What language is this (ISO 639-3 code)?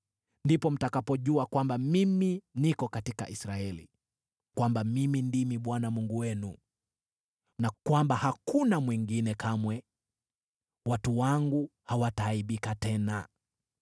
swa